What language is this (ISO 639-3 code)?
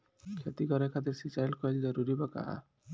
bho